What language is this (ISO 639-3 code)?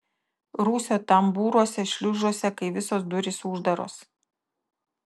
lit